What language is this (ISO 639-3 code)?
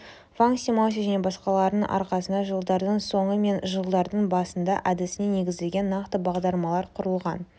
kaz